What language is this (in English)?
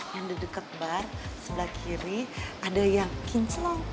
Indonesian